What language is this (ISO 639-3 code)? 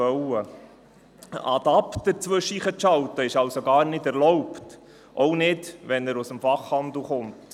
gsw